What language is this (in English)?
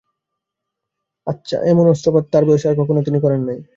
Bangla